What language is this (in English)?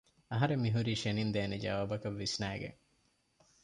Divehi